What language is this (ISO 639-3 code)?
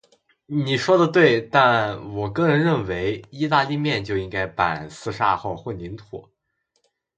zho